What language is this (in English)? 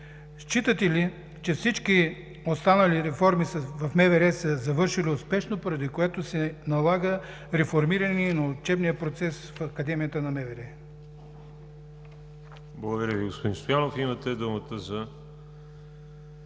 Bulgarian